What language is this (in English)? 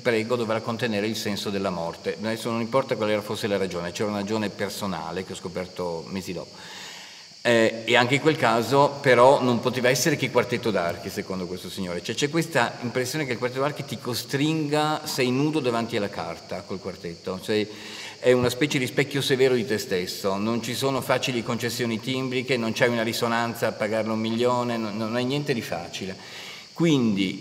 Italian